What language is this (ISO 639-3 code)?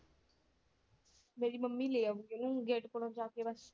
pan